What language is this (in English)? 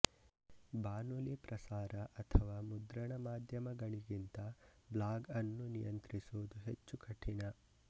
Kannada